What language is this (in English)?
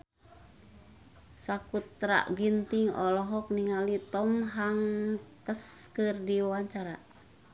Sundanese